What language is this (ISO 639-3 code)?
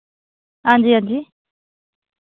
doi